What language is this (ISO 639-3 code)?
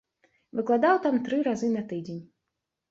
bel